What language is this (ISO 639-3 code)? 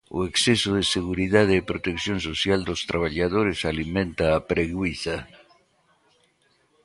glg